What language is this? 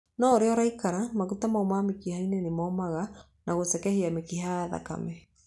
Kikuyu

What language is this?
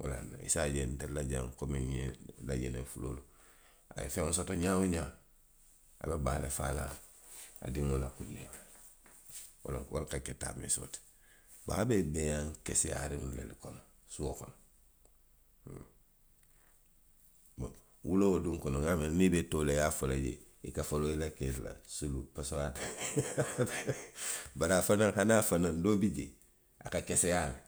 Western Maninkakan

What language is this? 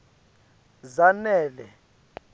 Swati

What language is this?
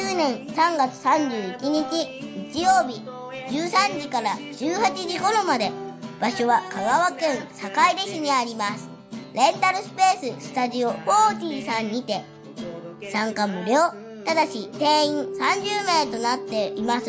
Japanese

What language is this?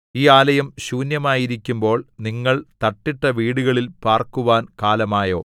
Malayalam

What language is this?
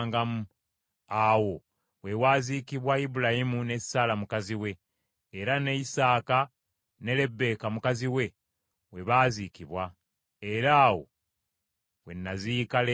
Ganda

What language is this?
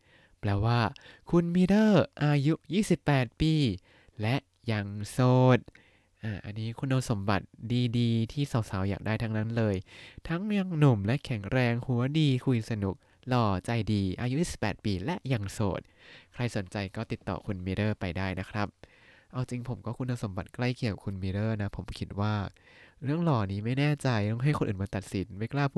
Thai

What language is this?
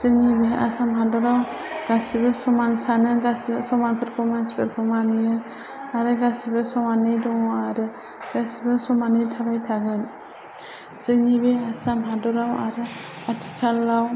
Bodo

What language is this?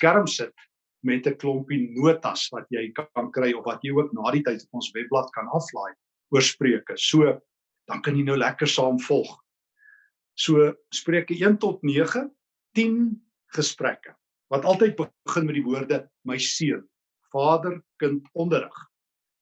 Dutch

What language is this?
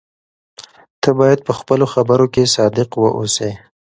Pashto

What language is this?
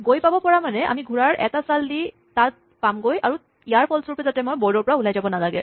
Assamese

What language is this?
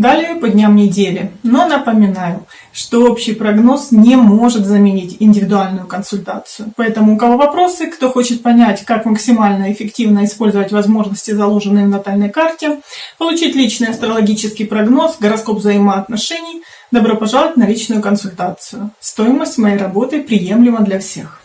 Russian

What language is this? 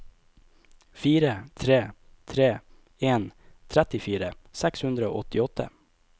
Norwegian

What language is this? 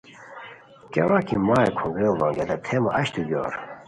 Khowar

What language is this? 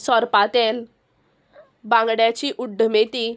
Konkani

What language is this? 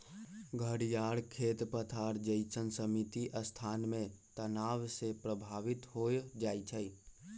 Magahi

